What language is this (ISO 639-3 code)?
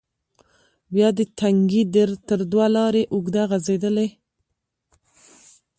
pus